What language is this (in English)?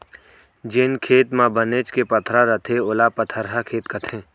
Chhattisgarhi